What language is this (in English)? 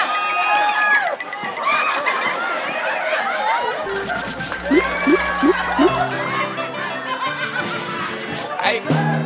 Thai